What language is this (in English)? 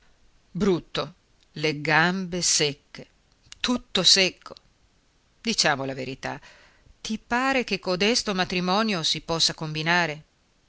Italian